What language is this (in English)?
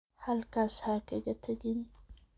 Somali